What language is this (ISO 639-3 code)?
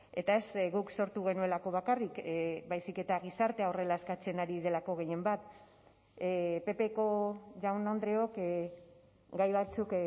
eus